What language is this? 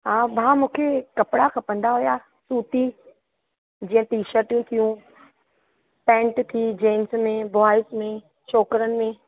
Sindhi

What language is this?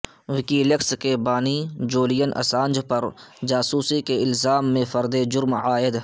Urdu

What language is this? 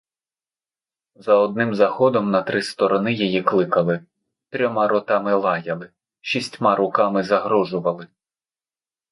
Ukrainian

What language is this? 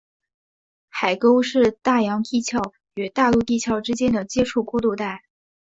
Chinese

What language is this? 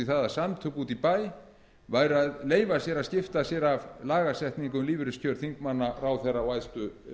Icelandic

